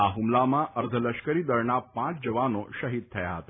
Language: Gujarati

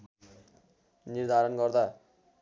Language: Nepali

